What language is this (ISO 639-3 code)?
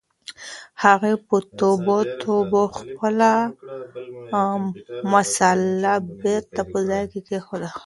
pus